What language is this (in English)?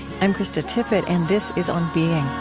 English